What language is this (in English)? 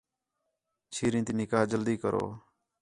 Khetrani